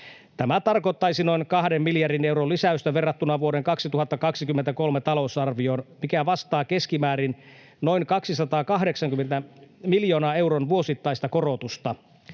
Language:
Finnish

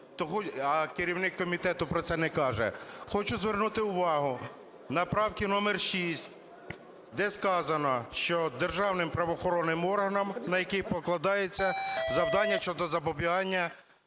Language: Ukrainian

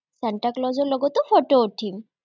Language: Assamese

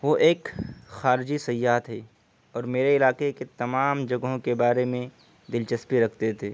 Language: Urdu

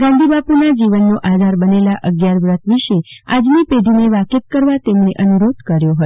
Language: Gujarati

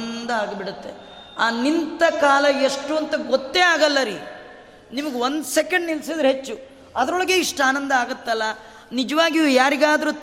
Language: Kannada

